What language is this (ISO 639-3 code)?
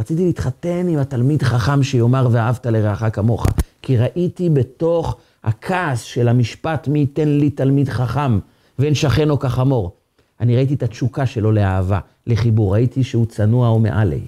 heb